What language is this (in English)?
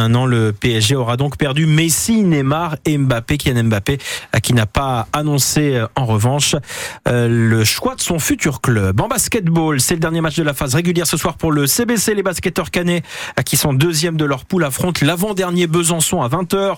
French